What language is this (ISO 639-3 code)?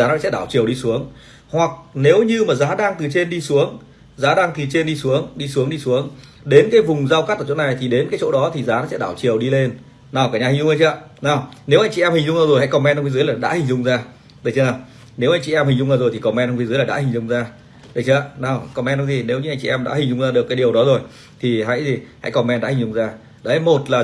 vie